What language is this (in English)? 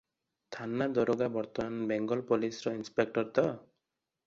Odia